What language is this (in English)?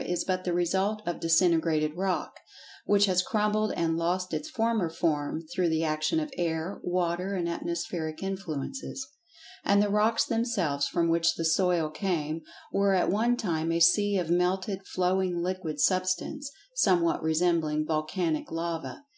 English